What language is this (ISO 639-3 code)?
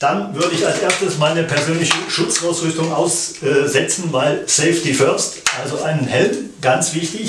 deu